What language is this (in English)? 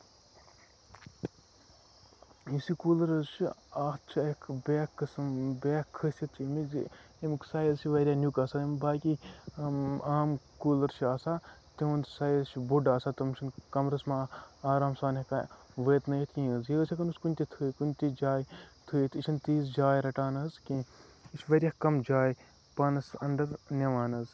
Kashmiri